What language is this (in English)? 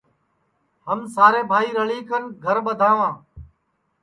Sansi